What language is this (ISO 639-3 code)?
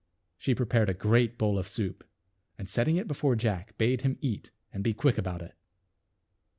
eng